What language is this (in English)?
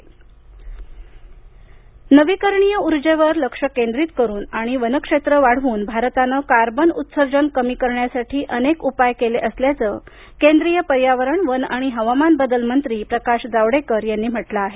Marathi